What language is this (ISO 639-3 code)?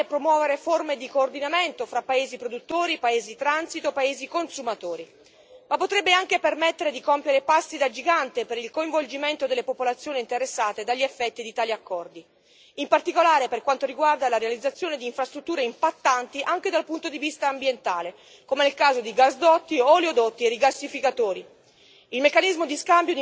ita